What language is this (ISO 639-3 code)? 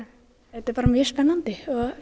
isl